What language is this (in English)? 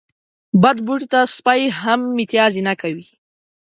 Pashto